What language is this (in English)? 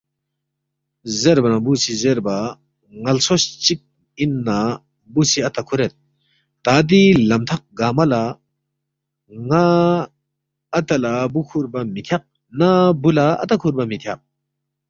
Balti